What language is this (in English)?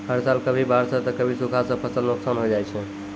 Maithili